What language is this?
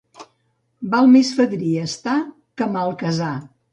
Catalan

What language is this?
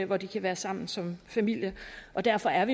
Danish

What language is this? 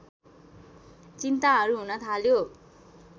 Nepali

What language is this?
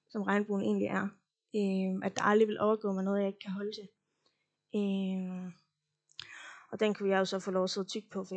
Danish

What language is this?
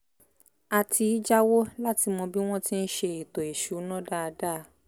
Yoruba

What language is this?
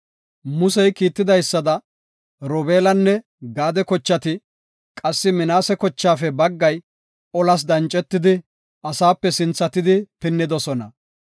Gofa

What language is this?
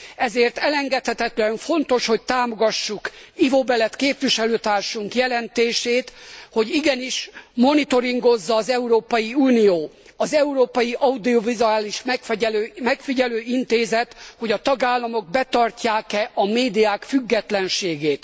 Hungarian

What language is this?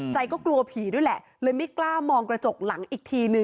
Thai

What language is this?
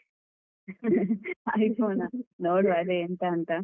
Kannada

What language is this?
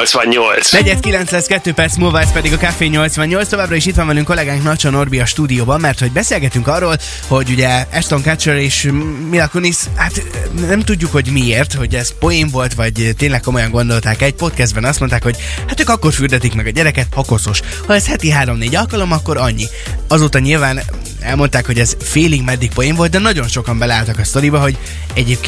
Hungarian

